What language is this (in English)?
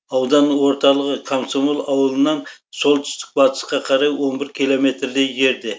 Kazakh